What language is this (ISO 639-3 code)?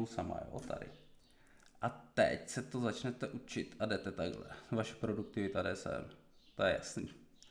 ces